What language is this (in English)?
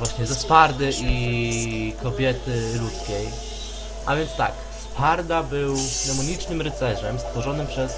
Polish